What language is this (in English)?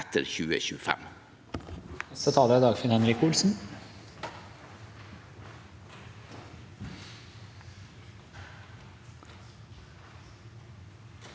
Norwegian